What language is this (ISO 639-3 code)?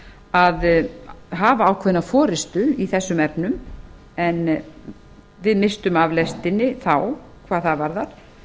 isl